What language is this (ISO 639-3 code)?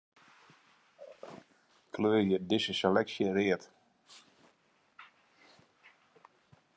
fry